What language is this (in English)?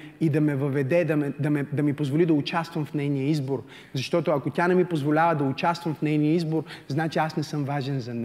Bulgarian